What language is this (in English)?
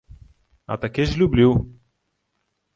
Ukrainian